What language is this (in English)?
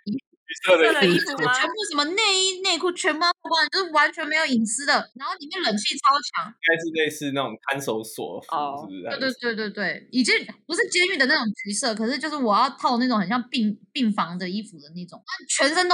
Chinese